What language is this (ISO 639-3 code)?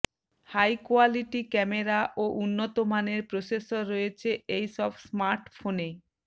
ben